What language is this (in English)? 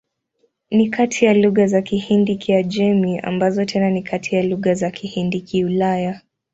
Swahili